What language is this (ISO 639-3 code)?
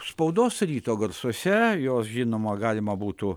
lit